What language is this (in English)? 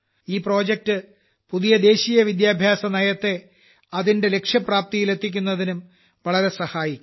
Malayalam